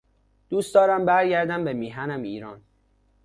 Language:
Persian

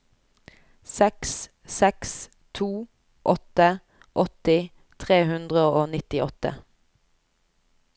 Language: Norwegian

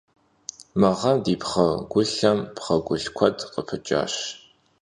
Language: Kabardian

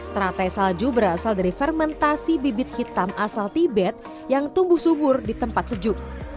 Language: Indonesian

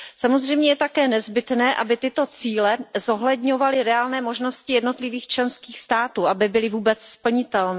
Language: Czech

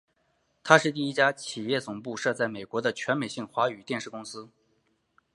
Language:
Chinese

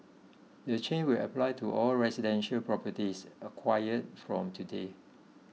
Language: English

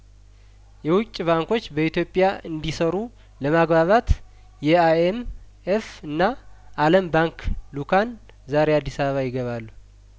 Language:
Amharic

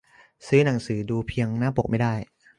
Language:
Thai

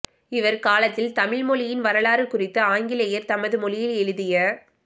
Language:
Tamil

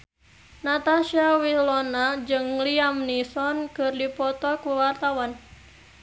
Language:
Sundanese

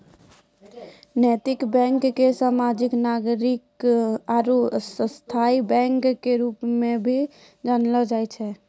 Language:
Maithili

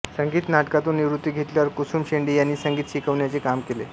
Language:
Marathi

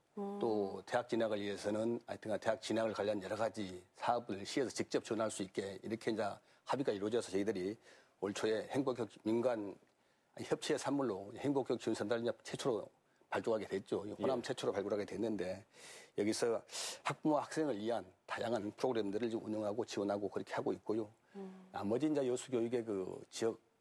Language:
Korean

